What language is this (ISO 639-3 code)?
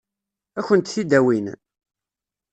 kab